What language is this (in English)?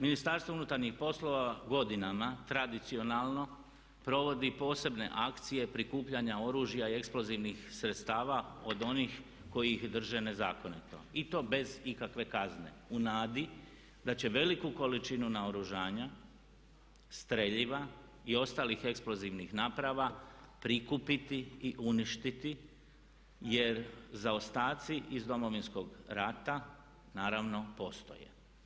Croatian